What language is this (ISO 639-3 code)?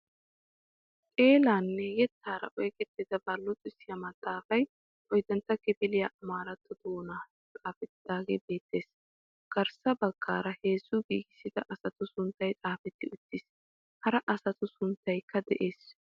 wal